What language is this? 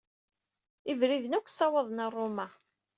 Kabyle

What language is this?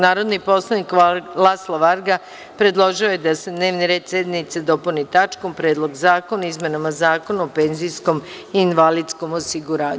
Serbian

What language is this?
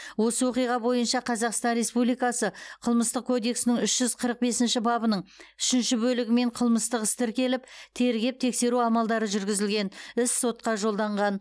Kazakh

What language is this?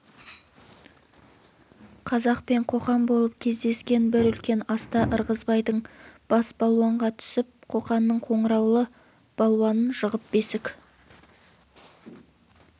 Kazakh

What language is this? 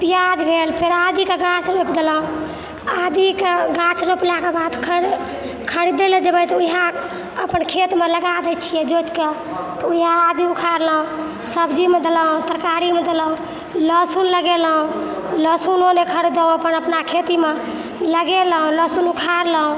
Maithili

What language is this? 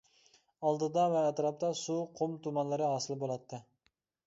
Uyghur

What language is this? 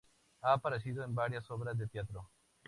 Spanish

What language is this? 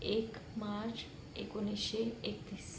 Marathi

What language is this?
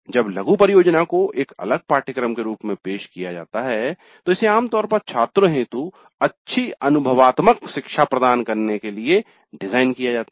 Hindi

